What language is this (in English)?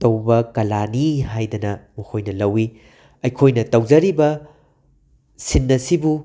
Manipuri